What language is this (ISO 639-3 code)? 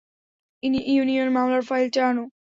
ben